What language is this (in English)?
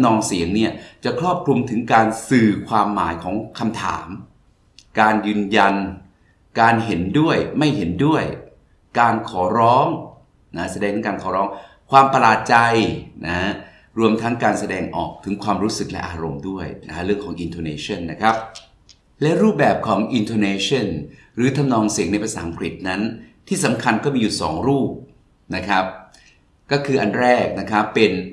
Thai